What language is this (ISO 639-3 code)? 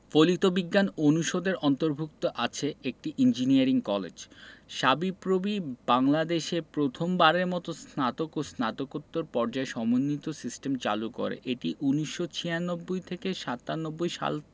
ben